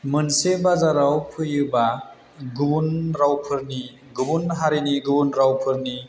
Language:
Bodo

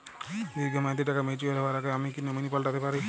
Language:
Bangla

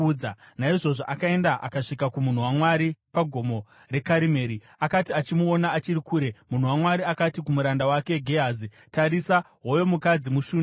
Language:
Shona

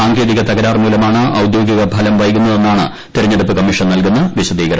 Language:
Malayalam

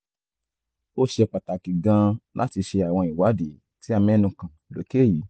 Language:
Yoruba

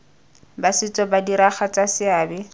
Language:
Tswana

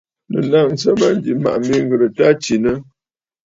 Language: Bafut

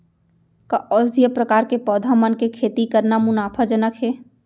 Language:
Chhattisgarhi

